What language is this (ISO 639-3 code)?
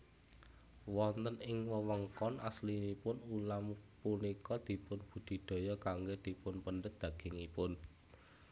jav